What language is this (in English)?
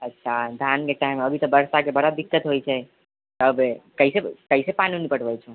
Maithili